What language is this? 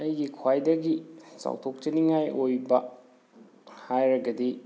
Manipuri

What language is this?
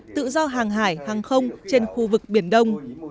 Vietnamese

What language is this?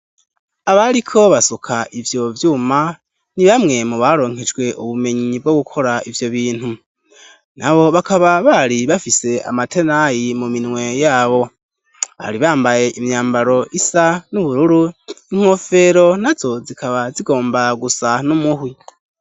Rundi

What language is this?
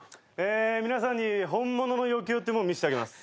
Japanese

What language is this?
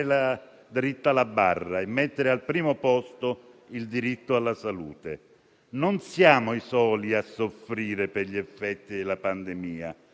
Italian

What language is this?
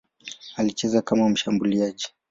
Swahili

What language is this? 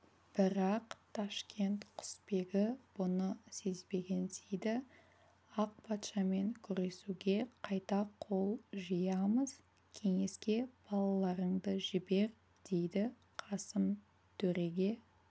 Kazakh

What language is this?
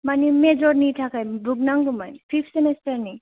Bodo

